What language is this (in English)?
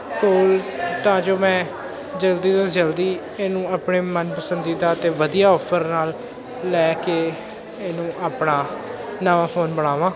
Punjabi